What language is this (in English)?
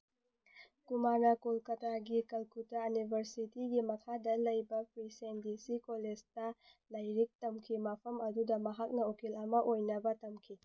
Manipuri